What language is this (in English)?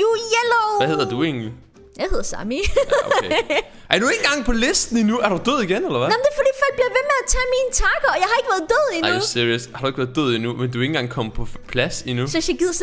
Danish